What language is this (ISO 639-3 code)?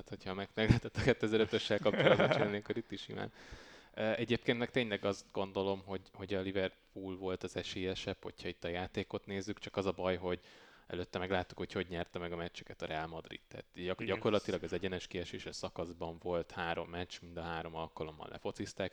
hun